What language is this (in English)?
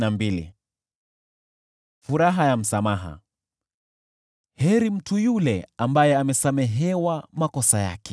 Swahili